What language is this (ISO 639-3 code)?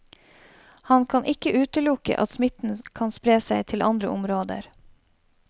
nor